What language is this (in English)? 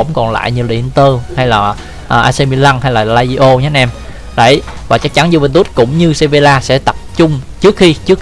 Vietnamese